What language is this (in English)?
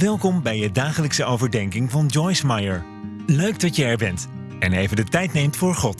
Dutch